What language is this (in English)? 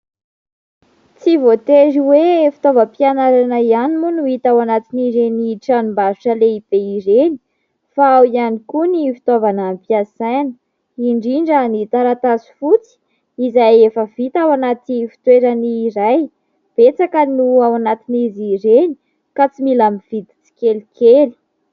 Malagasy